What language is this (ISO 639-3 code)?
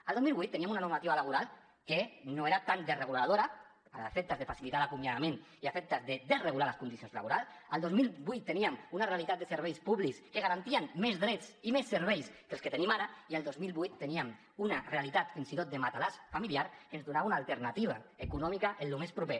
cat